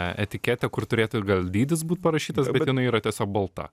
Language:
Lithuanian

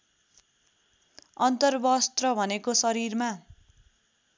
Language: Nepali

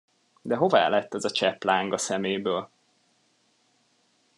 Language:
Hungarian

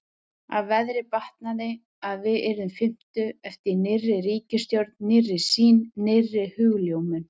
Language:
Icelandic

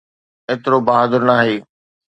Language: Sindhi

